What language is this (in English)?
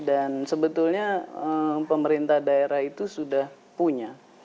Indonesian